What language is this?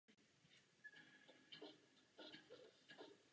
Czech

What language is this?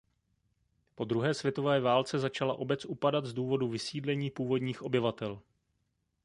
Czech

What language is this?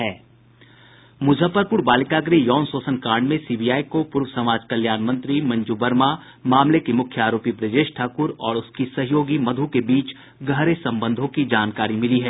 Hindi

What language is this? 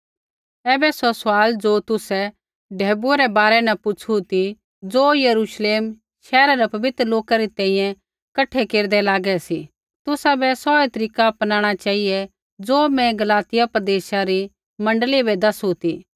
Kullu Pahari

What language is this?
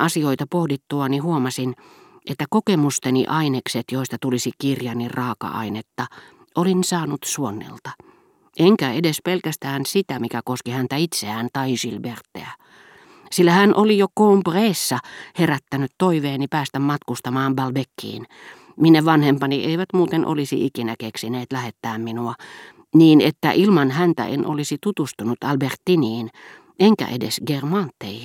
Finnish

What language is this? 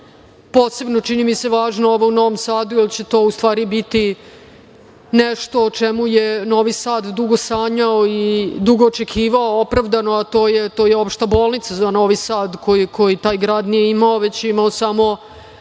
Serbian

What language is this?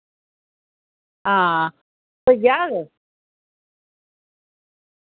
Dogri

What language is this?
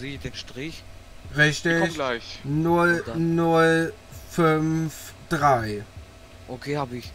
German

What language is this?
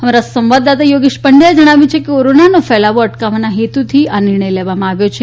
Gujarati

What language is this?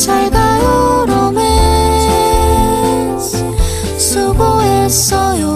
Korean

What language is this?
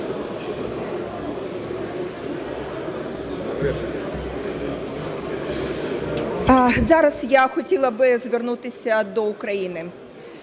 Ukrainian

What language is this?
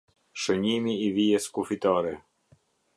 Albanian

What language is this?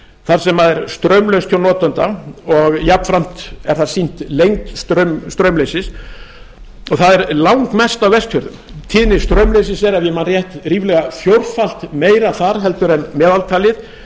Icelandic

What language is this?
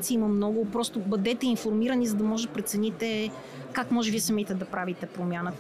Bulgarian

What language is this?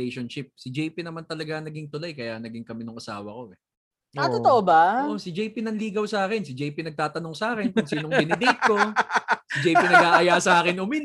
Filipino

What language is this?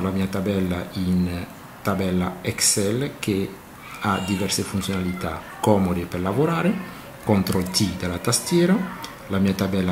Italian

